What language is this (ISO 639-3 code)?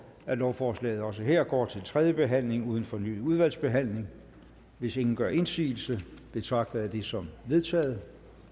dan